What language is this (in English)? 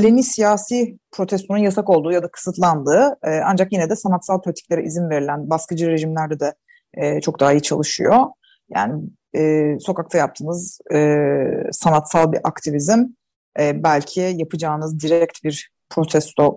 Turkish